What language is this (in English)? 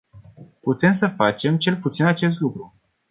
Romanian